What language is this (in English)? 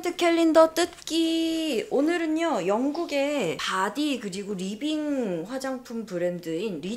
Korean